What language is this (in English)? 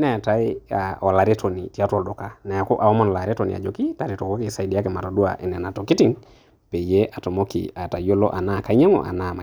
Masai